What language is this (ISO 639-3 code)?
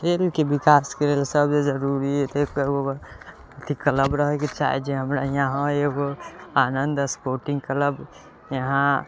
mai